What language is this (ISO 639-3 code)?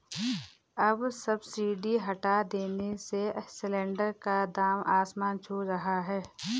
hin